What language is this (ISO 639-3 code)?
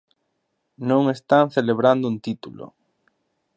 glg